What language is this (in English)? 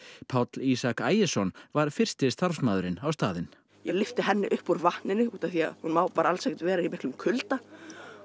Icelandic